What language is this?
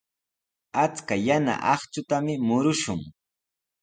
Sihuas Ancash Quechua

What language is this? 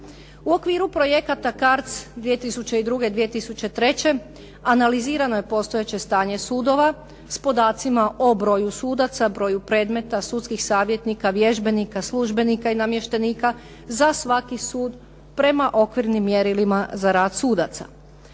Croatian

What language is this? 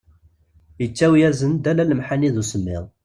Kabyle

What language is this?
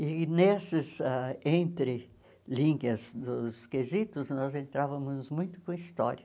Portuguese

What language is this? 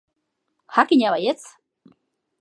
Basque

